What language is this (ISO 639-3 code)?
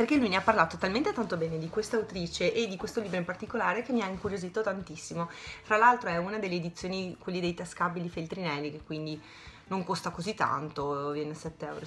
ita